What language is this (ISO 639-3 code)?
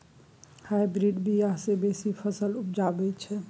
mai